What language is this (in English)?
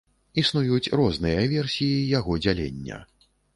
Belarusian